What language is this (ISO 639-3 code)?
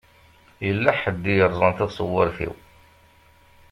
kab